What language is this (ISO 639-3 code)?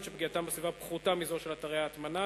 heb